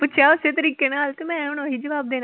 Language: Punjabi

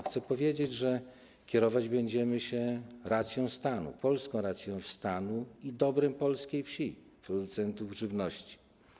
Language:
Polish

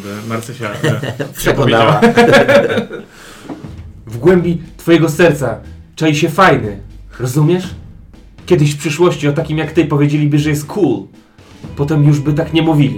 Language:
Polish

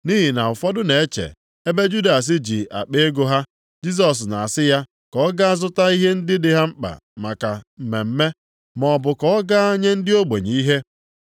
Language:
Igbo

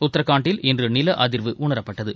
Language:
Tamil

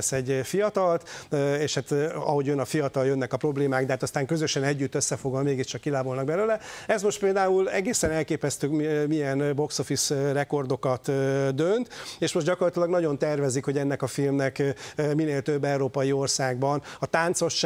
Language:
Hungarian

